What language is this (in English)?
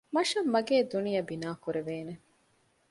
Divehi